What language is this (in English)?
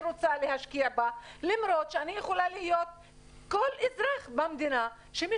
Hebrew